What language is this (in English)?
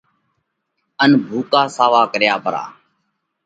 Parkari Koli